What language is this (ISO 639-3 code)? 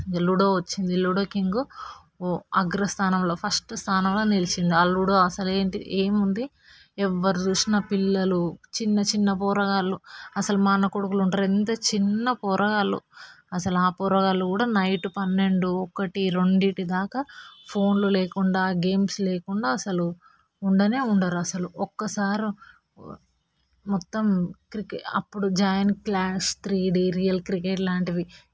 tel